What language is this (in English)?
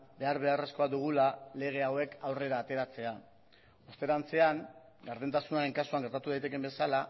Basque